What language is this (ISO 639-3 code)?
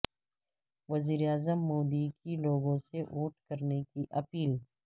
urd